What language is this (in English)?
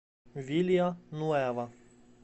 Russian